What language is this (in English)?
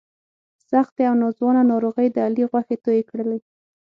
Pashto